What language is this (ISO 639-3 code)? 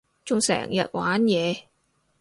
yue